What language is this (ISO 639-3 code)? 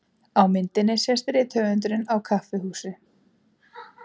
isl